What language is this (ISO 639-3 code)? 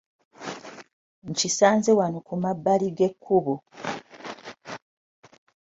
lug